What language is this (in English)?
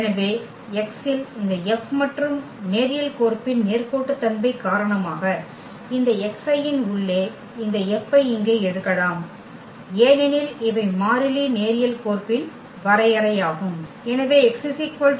Tamil